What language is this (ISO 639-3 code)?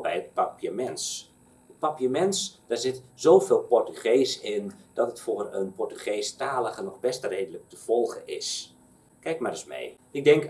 nld